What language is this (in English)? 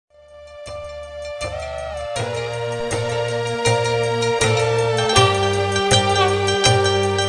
Indonesian